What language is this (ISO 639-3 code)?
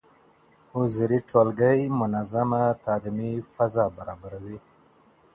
pus